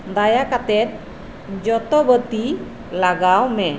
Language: Santali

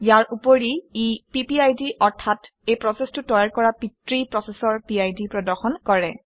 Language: Assamese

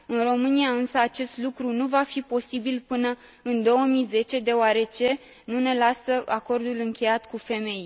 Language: Romanian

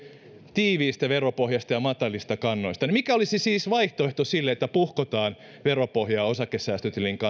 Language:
Finnish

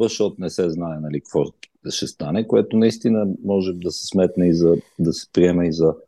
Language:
Bulgarian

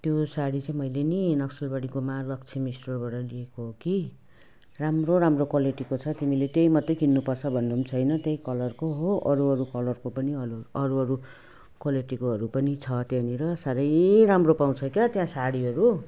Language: Nepali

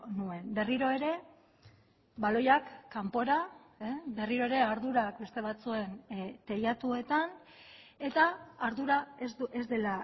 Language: Basque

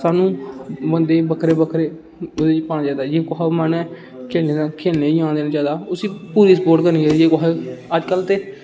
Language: Dogri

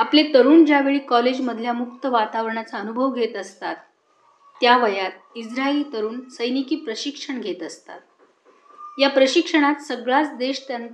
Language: Marathi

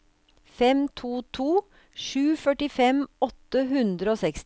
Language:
Norwegian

